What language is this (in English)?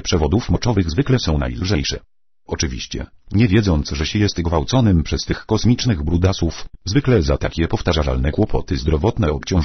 Polish